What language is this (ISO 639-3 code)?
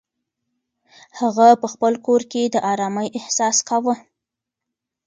pus